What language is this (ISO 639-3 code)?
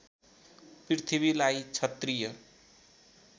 nep